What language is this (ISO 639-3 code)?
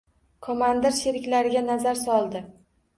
uzb